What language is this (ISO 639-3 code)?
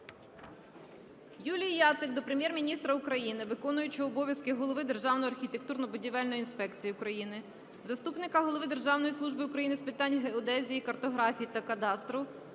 ukr